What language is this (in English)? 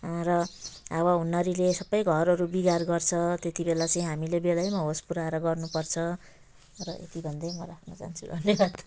Nepali